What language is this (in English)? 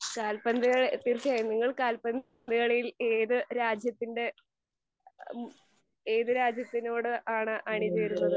Malayalam